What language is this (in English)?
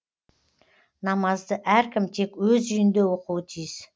Kazakh